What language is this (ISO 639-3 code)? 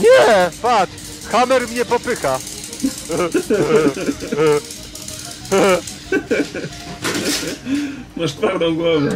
pol